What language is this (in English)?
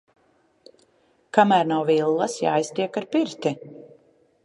Latvian